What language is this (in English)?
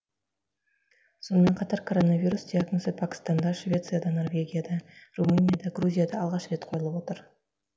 Kazakh